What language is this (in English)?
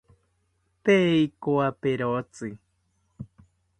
South Ucayali Ashéninka